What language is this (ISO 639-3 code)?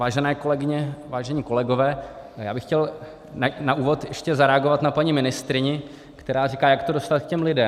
ces